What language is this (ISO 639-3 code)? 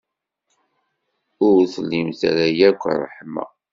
kab